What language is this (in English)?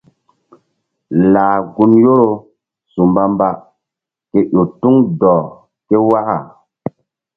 Mbum